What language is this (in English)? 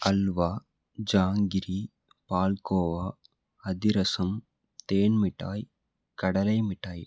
Tamil